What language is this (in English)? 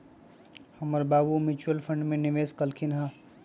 Magahi